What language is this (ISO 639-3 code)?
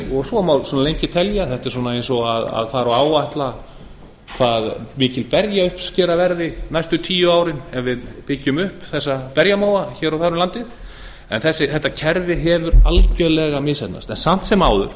isl